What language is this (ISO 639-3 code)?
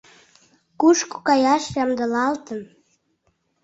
chm